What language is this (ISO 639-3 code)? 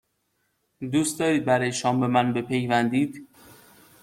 fas